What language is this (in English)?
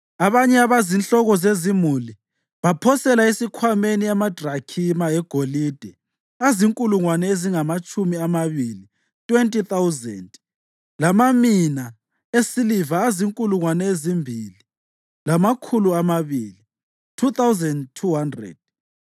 North Ndebele